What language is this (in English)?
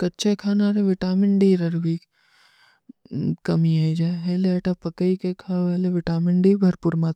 Kui (India)